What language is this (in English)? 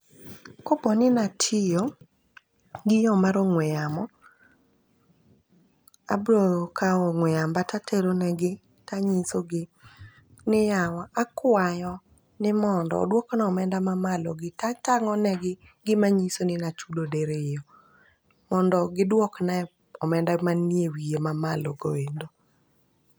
Luo (Kenya and Tanzania)